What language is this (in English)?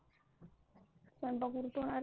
Marathi